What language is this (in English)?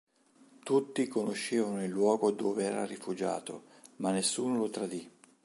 Italian